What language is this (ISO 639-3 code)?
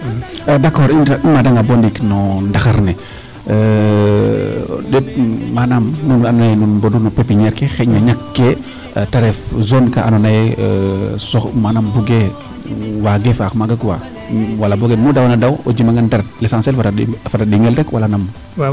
srr